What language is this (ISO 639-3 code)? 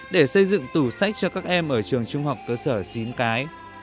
vie